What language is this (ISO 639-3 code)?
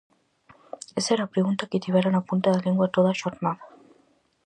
glg